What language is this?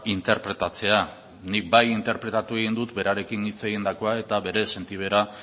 Basque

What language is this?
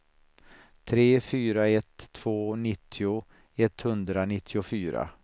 Swedish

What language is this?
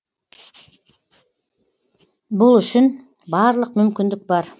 Kazakh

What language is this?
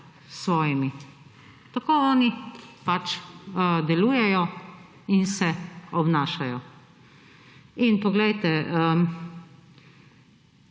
Slovenian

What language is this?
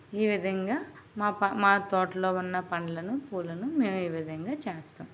Telugu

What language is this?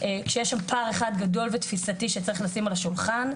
Hebrew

